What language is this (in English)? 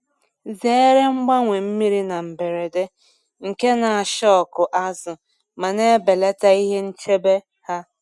Igbo